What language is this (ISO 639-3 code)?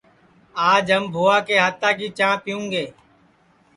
ssi